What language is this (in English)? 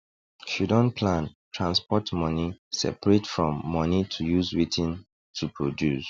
Nigerian Pidgin